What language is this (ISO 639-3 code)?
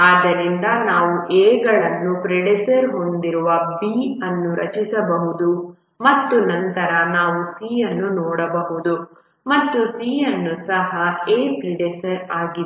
kan